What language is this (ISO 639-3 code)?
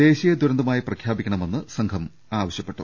mal